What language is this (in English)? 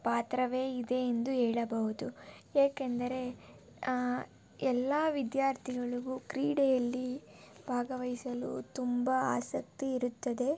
Kannada